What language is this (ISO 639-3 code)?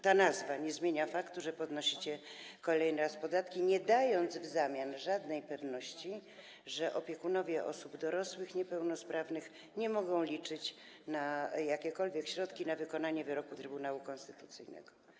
pol